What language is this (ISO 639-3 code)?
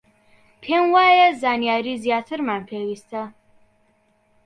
ckb